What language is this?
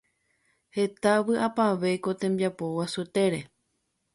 Guarani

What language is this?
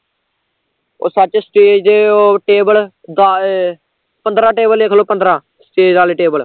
Punjabi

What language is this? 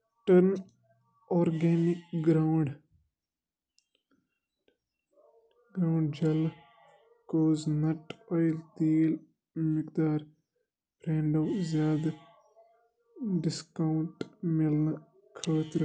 Kashmiri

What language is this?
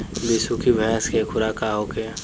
Bhojpuri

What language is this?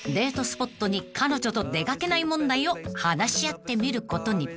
Japanese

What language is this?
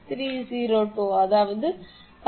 Tamil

